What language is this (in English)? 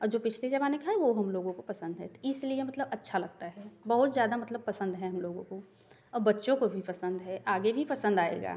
Hindi